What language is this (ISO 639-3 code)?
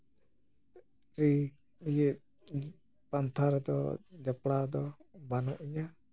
sat